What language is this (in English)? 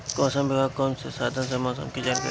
Bhojpuri